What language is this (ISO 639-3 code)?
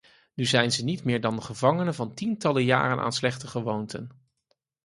nld